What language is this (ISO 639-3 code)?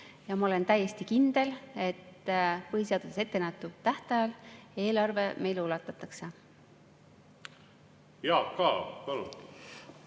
est